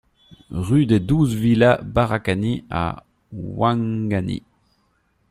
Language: French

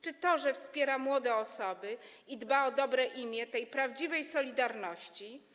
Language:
Polish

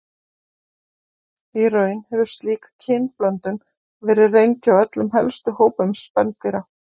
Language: Icelandic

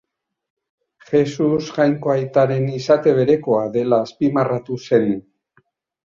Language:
Basque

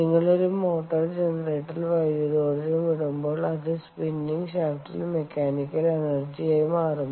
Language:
Malayalam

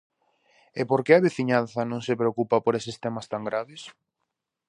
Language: Galician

